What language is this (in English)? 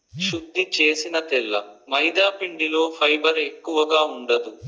Telugu